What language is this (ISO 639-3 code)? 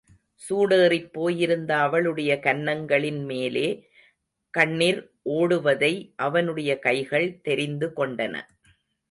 tam